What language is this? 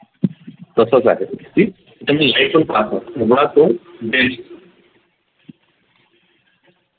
Marathi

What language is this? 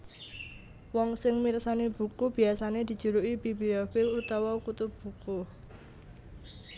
Javanese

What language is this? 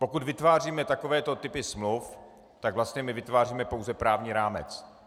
Czech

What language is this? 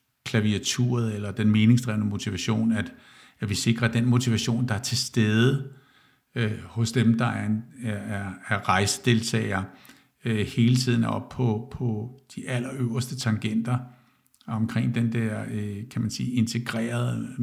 Danish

